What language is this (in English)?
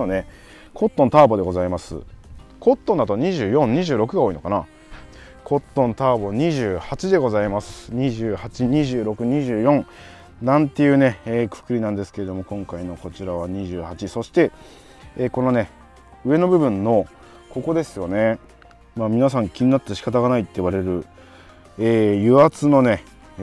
Japanese